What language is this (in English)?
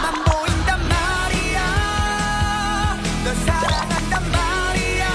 Korean